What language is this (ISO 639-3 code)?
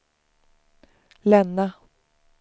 swe